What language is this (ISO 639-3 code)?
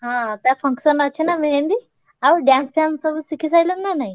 ori